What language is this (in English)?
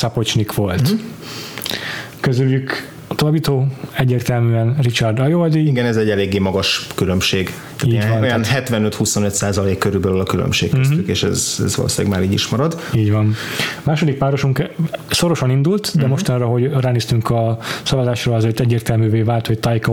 Hungarian